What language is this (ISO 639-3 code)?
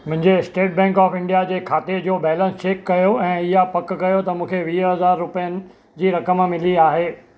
snd